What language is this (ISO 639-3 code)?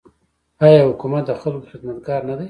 pus